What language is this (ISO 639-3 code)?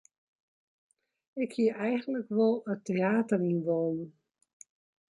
fry